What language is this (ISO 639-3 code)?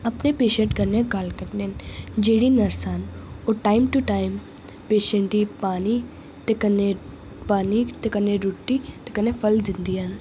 doi